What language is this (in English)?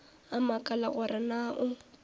Northern Sotho